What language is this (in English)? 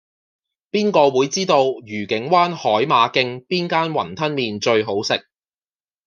Cantonese